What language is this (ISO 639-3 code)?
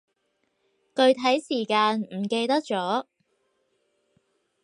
yue